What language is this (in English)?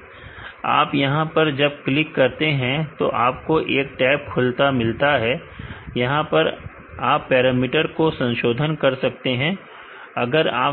Hindi